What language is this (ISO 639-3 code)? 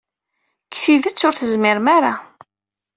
kab